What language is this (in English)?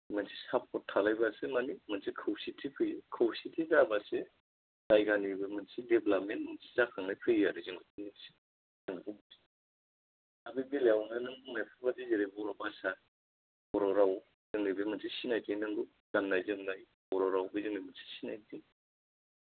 Bodo